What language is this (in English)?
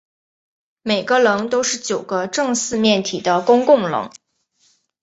Chinese